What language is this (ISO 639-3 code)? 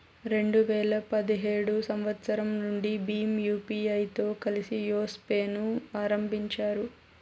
tel